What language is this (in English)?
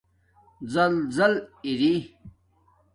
Domaaki